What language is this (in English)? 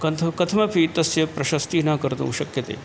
Sanskrit